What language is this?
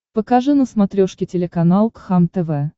Russian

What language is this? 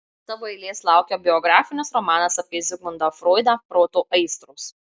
Lithuanian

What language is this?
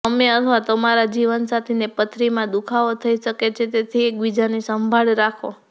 Gujarati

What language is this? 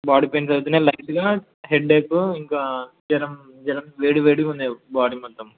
Telugu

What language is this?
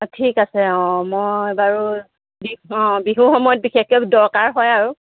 Assamese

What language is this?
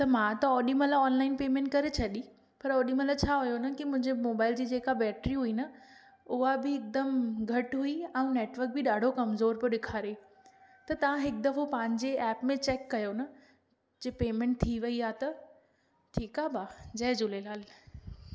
Sindhi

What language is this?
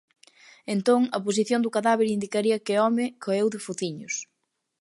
Galician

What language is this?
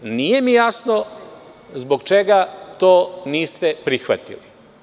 Serbian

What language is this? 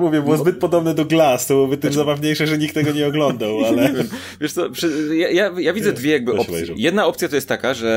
Polish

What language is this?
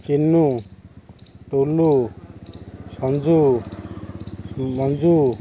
Odia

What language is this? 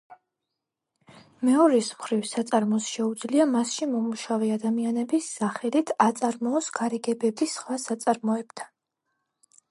Georgian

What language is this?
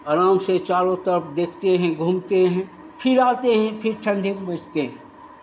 Hindi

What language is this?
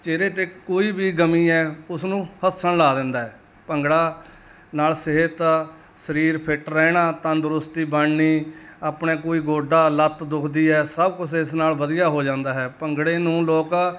Punjabi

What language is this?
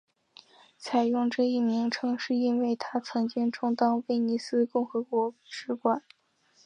Chinese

